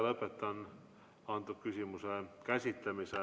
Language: Estonian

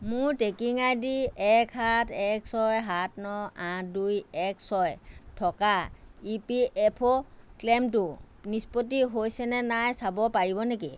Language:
Assamese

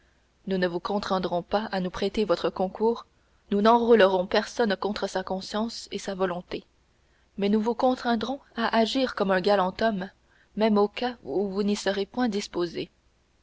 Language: French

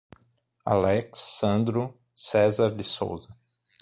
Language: Portuguese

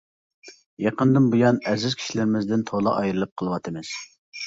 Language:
Uyghur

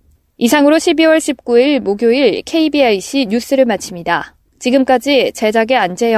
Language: Korean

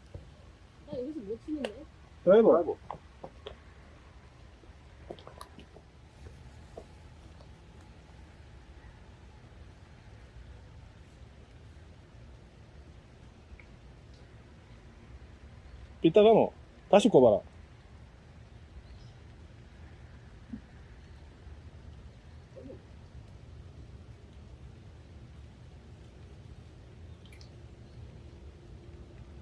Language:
Korean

